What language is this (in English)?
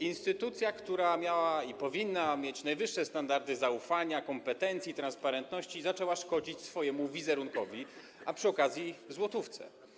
Polish